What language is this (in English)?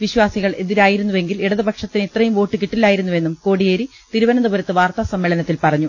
Malayalam